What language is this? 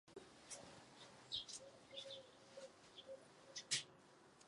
Czech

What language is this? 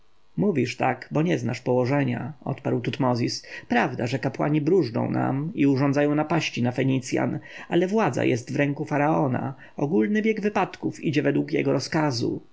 Polish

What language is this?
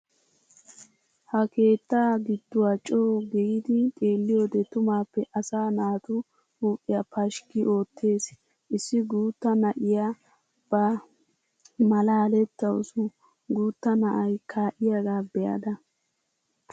Wolaytta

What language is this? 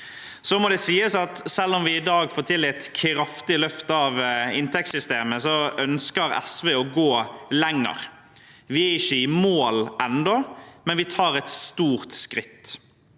Norwegian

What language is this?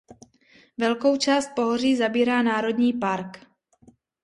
Czech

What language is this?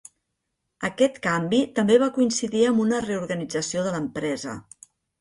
Catalan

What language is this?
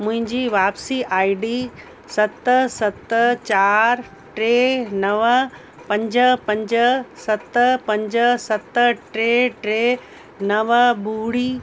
Sindhi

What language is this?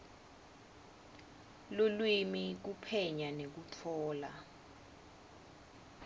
Swati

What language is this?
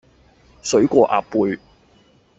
Cantonese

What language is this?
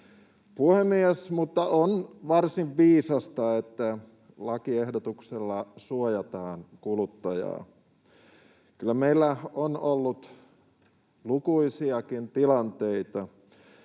Finnish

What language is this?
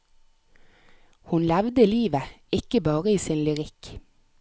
Norwegian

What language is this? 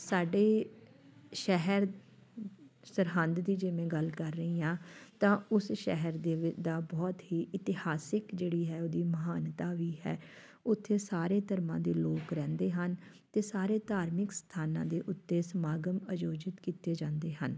Punjabi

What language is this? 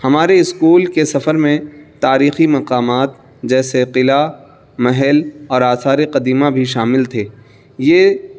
Urdu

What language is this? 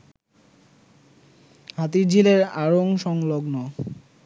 Bangla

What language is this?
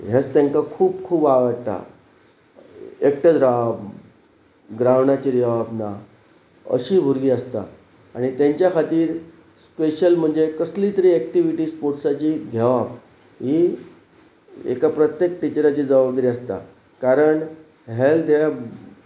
Konkani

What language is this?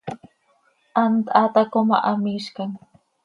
Seri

